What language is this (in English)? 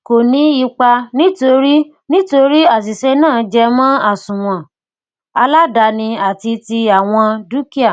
Yoruba